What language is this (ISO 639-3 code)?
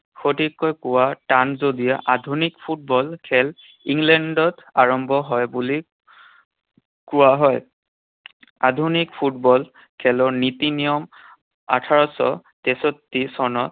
asm